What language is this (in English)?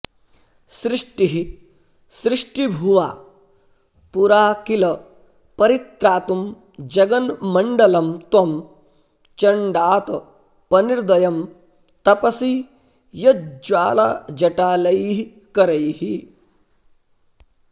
Sanskrit